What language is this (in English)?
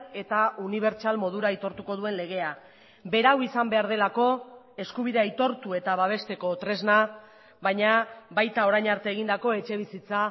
Basque